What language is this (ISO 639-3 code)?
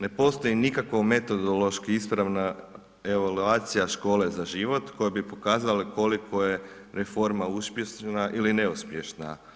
hrv